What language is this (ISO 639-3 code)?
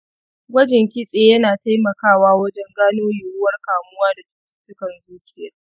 hau